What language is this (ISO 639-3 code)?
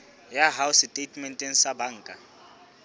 sot